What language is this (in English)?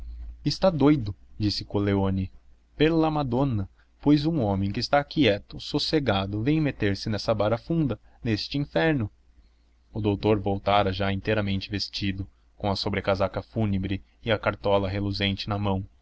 Portuguese